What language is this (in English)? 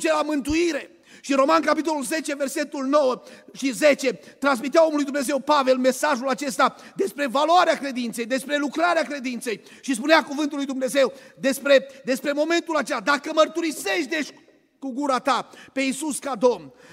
Romanian